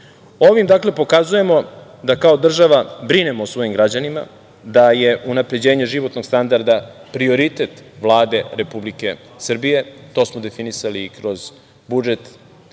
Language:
Serbian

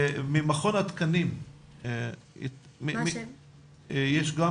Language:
Hebrew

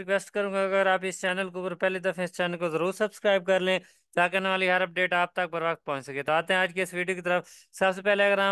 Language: Hindi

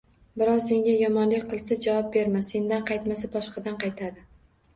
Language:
Uzbek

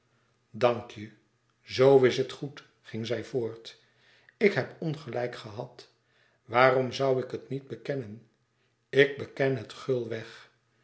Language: Dutch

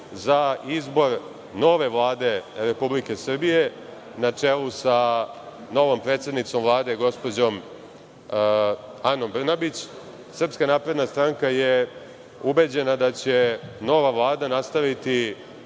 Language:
Serbian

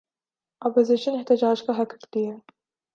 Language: Urdu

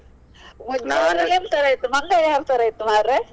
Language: Kannada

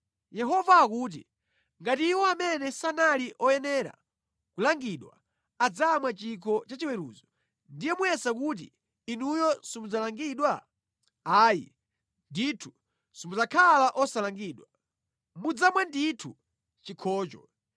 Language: Nyanja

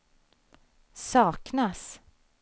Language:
Swedish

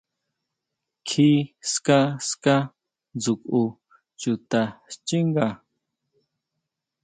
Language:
Huautla Mazatec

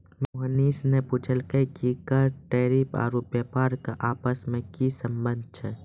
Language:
Maithili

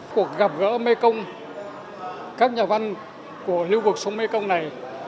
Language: Vietnamese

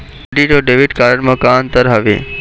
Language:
Chhattisgarhi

